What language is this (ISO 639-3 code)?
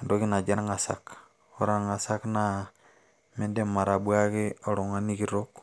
mas